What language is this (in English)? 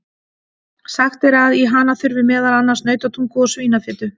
Icelandic